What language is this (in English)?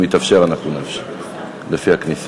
Hebrew